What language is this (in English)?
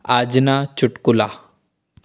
Gujarati